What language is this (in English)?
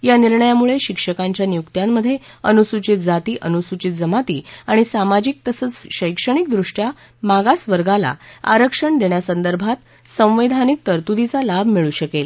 Marathi